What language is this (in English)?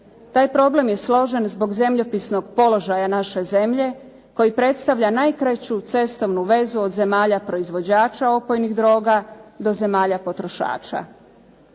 Croatian